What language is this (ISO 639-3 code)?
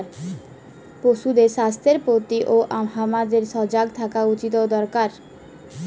ben